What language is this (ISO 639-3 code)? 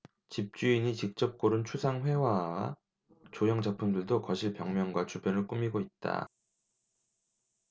kor